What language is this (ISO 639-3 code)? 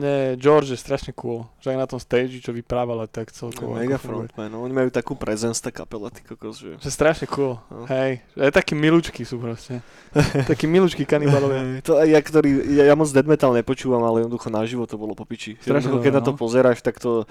slk